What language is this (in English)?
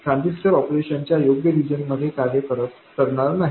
Marathi